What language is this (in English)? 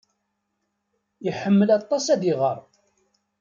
Kabyle